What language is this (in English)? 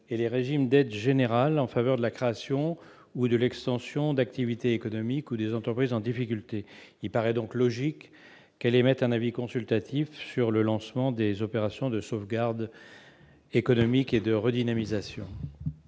French